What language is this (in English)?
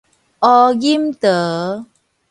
Min Nan Chinese